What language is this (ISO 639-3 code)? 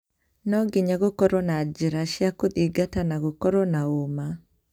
kik